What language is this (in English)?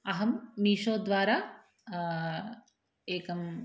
Sanskrit